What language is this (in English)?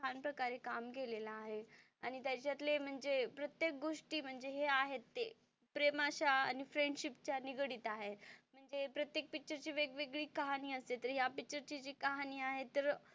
Marathi